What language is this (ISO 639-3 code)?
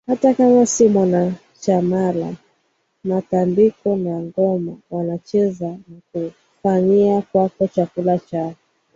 swa